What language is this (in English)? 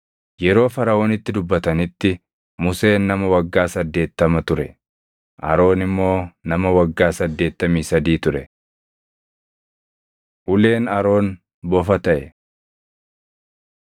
Oromo